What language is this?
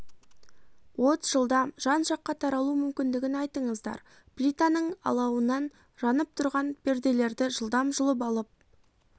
Kazakh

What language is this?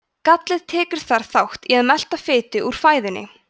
Icelandic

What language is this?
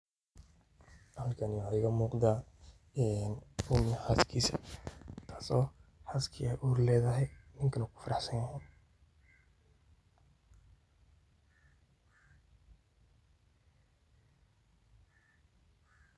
Somali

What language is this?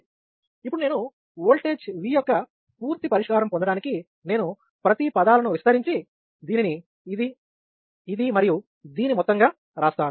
Telugu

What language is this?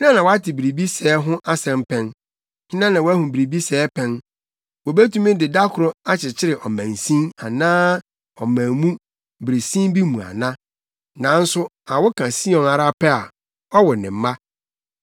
Akan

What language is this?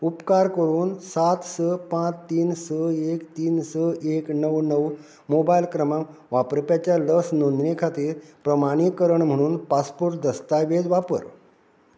Konkani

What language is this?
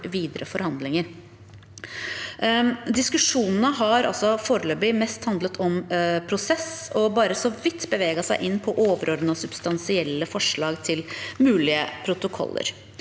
Norwegian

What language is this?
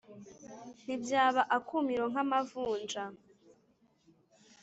Kinyarwanda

